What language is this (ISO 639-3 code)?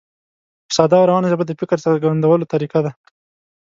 pus